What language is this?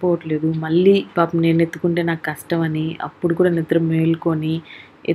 Romanian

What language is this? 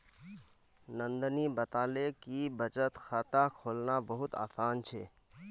Magahi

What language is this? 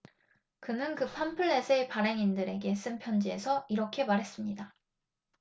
Korean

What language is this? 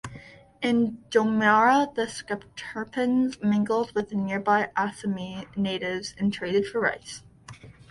English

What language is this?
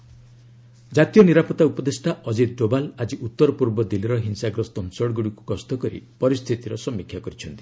Odia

